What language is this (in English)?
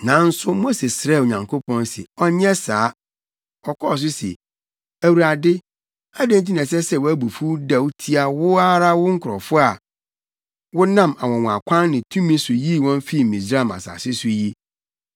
Akan